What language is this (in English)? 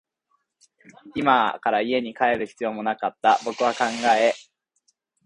Japanese